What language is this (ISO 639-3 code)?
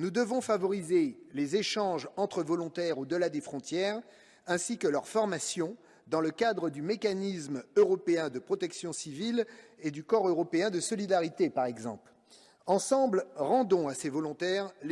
fra